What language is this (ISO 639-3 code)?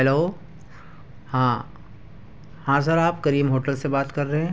urd